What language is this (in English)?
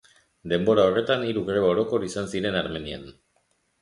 Basque